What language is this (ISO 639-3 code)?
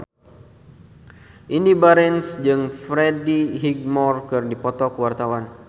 sun